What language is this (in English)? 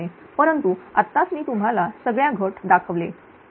Marathi